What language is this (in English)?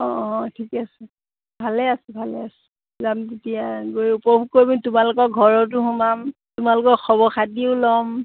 Assamese